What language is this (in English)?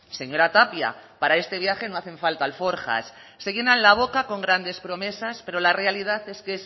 Spanish